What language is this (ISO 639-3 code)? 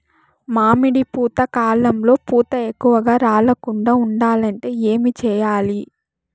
tel